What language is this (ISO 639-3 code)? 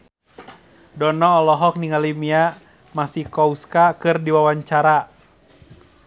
sun